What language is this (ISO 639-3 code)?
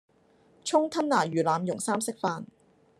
yue